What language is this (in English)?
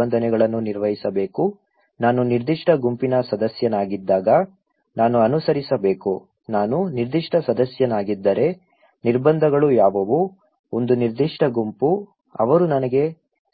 Kannada